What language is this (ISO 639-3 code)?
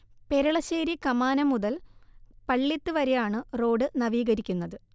mal